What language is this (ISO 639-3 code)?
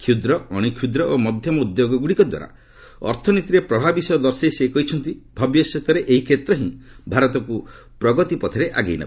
ori